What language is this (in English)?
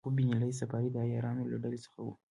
Pashto